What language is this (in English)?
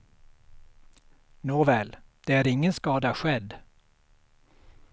Swedish